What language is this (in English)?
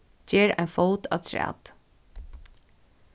Faroese